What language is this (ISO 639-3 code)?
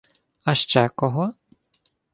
ukr